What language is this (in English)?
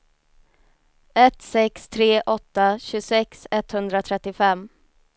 Swedish